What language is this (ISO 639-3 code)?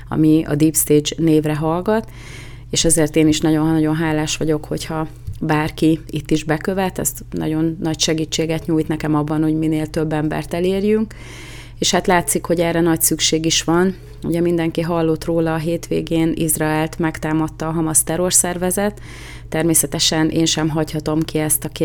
hun